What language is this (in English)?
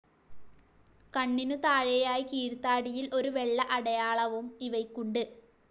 Malayalam